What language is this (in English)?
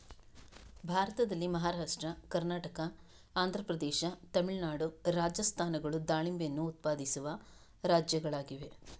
Kannada